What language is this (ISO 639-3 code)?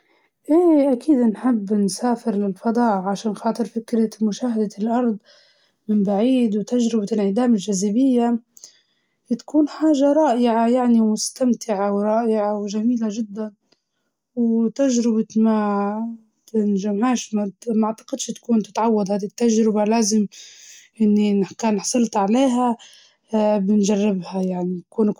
ayl